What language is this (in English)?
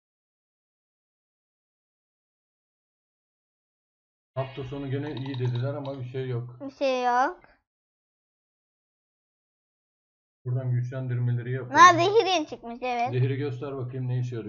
Turkish